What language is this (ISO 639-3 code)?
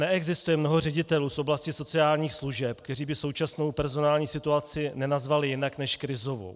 ces